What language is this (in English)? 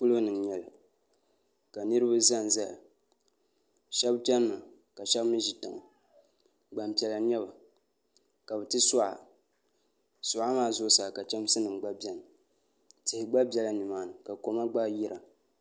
Dagbani